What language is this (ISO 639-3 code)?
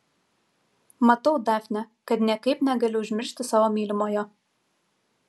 lit